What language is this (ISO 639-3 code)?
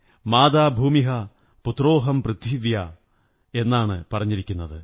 mal